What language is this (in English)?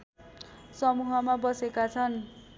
Nepali